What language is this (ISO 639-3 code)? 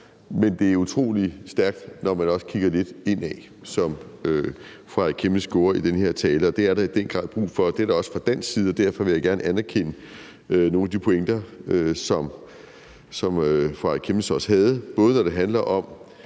dan